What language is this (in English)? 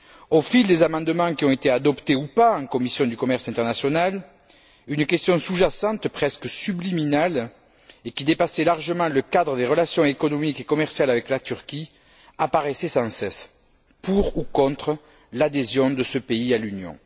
French